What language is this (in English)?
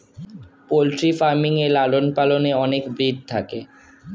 Bangla